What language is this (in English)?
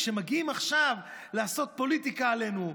Hebrew